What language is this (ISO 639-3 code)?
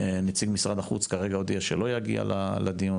heb